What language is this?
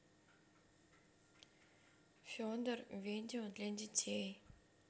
Russian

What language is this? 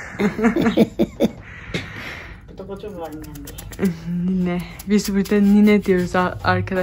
Turkish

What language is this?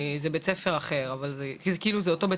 Hebrew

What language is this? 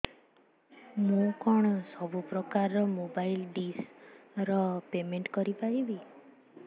Odia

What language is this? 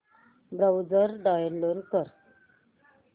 Marathi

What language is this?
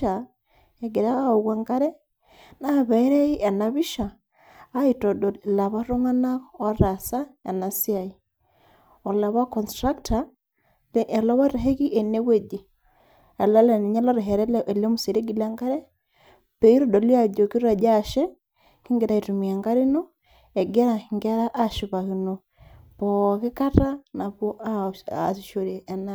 Masai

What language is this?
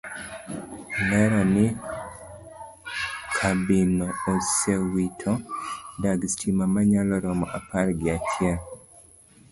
Luo (Kenya and Tanzania)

